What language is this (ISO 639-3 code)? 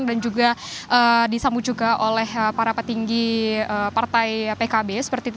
ind